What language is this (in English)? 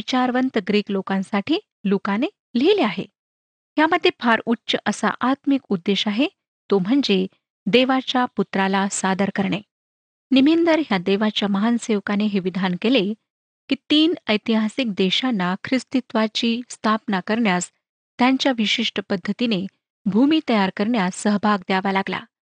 Marathi